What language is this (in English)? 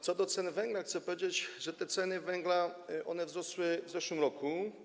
Polish